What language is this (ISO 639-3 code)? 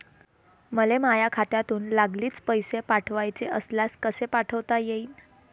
mar